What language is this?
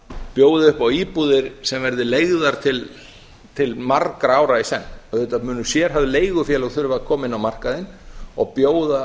Icelandic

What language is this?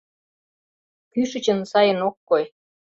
Mari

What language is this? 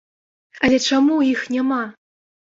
Belarusian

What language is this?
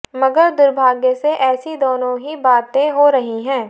Hindi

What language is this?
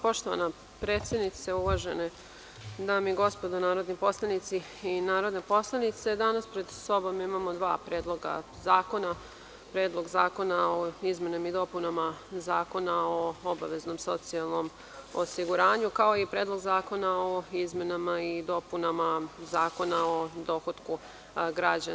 Serbian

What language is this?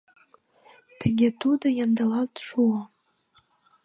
Mari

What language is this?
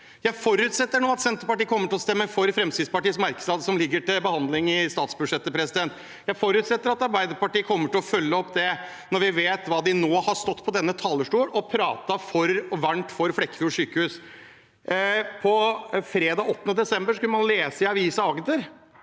Norwegian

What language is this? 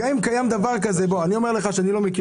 Hebrew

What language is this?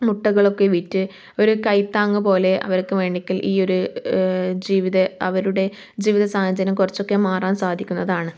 Malayalam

